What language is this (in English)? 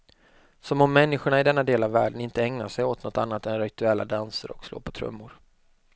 Swedish